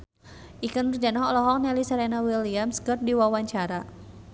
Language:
Sundanese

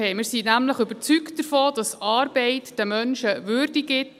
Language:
Swiss German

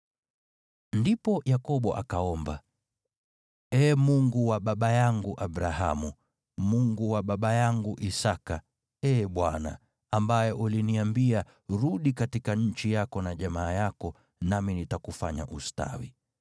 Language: Swahili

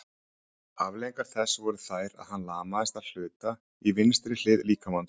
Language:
Icelandic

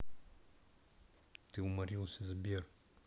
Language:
Russian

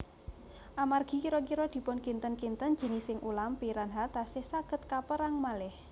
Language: Javanese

